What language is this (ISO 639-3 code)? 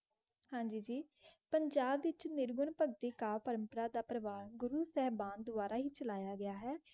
pan